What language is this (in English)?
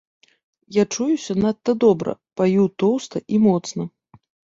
Belarusian